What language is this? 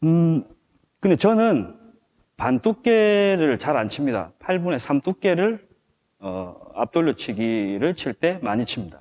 Korean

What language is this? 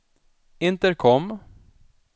Swedish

